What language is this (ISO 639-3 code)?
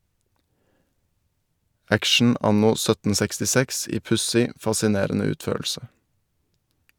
nor